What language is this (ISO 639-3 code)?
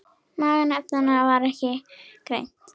isl